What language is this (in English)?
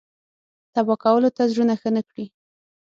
Pashto